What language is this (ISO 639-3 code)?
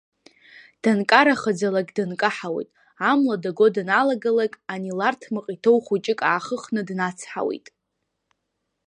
abk